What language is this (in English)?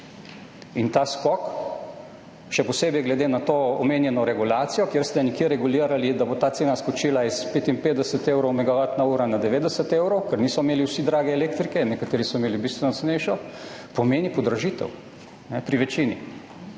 Slovenian